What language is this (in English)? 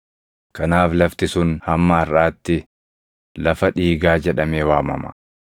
Oromo